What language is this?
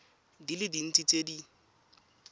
Tswana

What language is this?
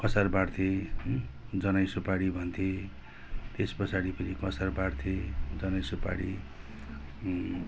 Nepali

